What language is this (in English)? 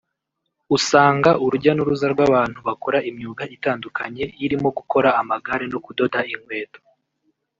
Kinyarwanda